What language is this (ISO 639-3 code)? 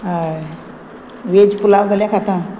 kok